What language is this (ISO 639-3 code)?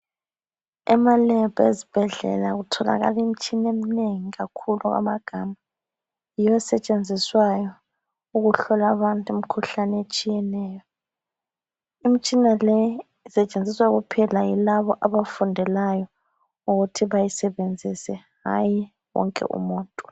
nde